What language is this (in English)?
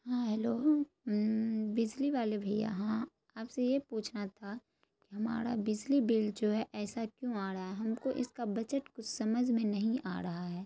Urdu